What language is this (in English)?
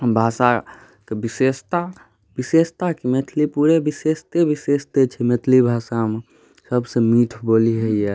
Maithili